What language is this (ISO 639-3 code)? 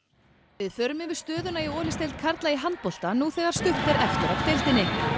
isl